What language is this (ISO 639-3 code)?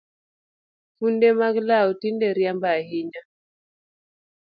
luo